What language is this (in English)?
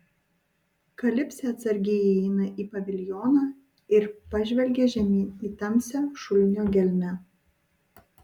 Lithuanian